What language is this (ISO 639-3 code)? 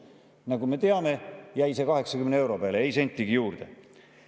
est